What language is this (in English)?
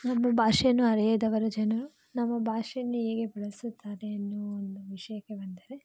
Kannada